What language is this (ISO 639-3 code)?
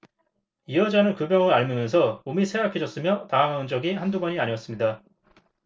kor